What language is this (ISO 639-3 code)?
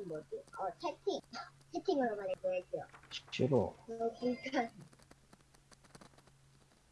kor